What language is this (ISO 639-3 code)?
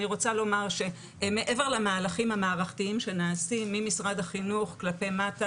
heb